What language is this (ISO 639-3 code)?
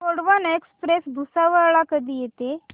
mar